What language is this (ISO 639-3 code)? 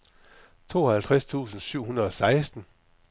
dan